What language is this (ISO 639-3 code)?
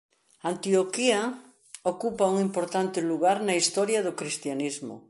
glg